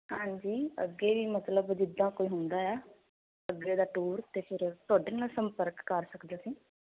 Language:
Punjabi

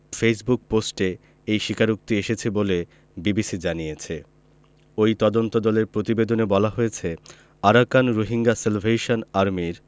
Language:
Bangla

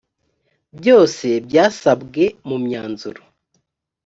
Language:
Kinyarwanda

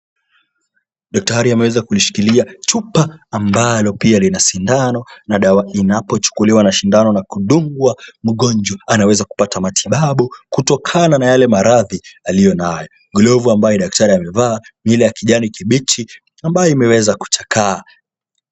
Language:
Swahili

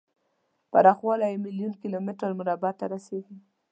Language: Pashto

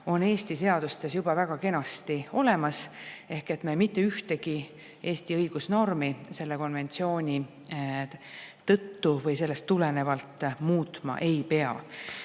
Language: Estonian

